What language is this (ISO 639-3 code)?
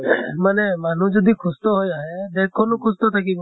asm